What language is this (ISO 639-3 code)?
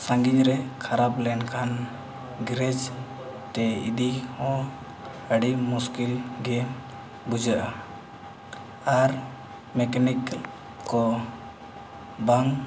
sat